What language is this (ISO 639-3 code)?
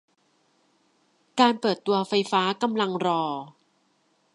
tha